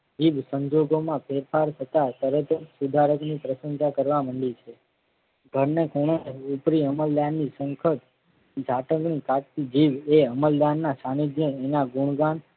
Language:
Gujarati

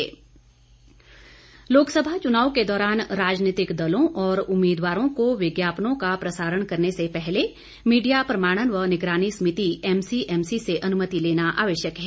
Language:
Hindi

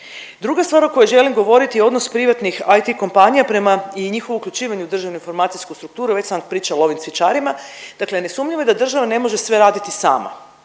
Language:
Croatian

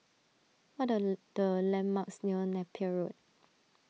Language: English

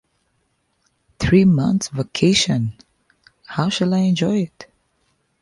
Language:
English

